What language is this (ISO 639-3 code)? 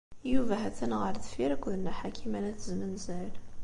kab